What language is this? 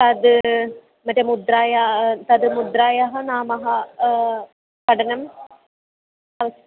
Sanskrit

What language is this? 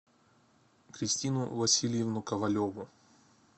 Russian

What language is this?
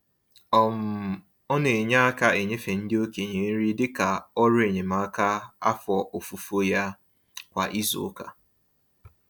Igbo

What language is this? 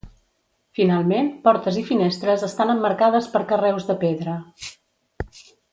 Catalan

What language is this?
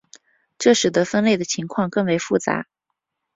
Chinese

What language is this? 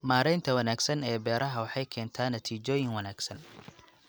Somali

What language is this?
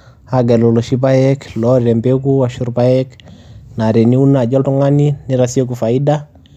Masai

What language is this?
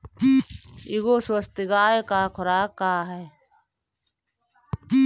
Bhojpuri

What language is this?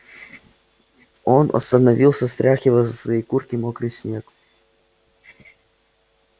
Russian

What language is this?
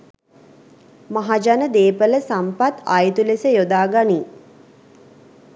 Sinhala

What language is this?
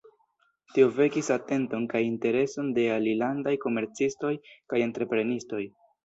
Esperanto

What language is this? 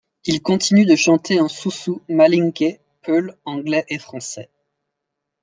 French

